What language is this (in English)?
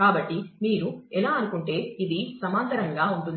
Telugu